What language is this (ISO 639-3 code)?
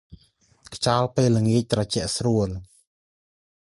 khm